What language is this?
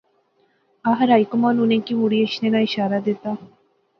Pahari-Potwari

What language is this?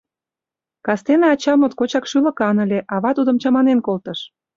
Mari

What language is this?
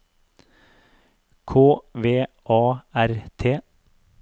Norwegian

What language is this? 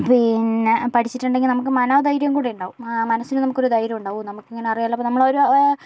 Malayalam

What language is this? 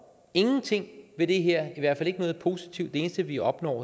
Danish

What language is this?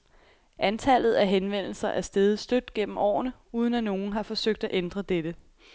Danish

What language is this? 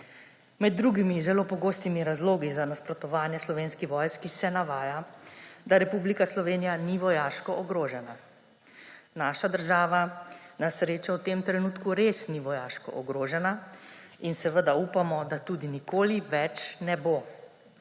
Slovenian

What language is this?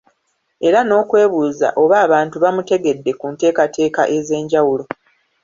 Ganda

